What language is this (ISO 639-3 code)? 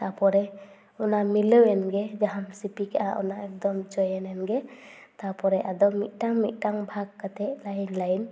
sat